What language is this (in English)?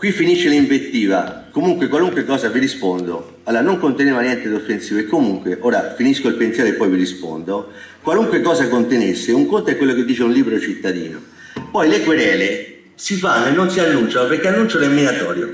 Italian